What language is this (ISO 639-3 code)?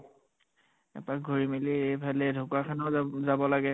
asm